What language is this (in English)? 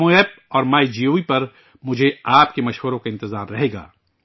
Urdu